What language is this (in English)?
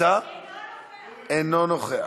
Hebrew